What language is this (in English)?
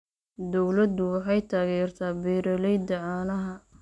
Somali